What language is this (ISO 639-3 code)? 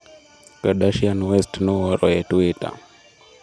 luo